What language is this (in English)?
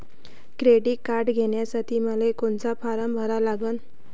Marathi